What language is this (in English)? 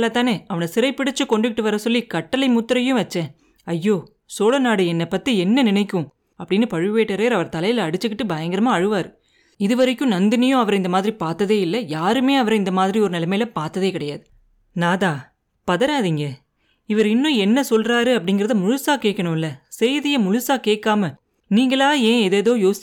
Tamil